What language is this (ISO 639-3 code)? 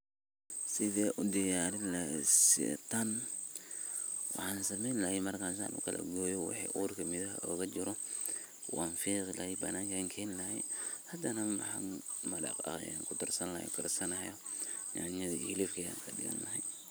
som